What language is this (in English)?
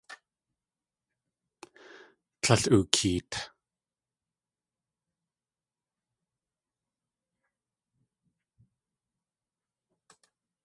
Tlingit